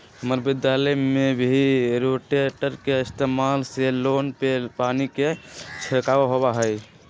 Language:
Magahi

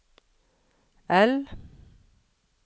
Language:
Norwegian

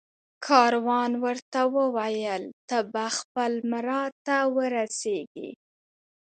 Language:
Pashto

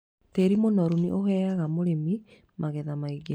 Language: Kikuyu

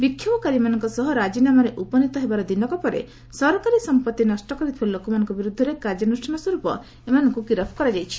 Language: Odia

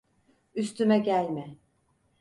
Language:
Turkish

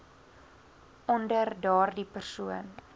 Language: Afrikaans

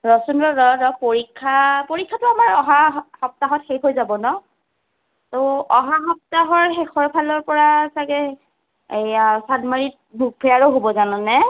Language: Assamese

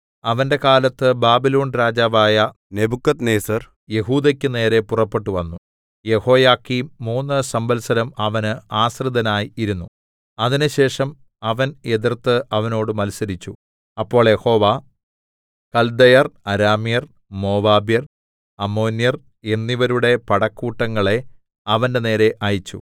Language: Malayalam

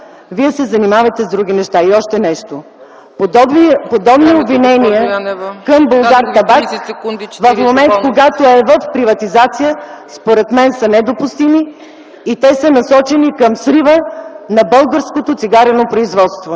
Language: Bulgarian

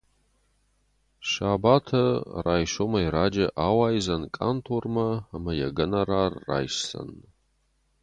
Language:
Ossetic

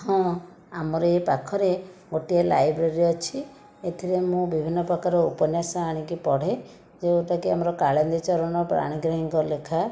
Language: Odia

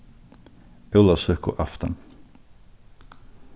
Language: Faroese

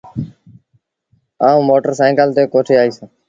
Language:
Sindhi Bhil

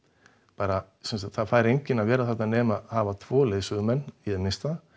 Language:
Icelandic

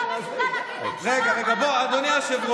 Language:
Hebrew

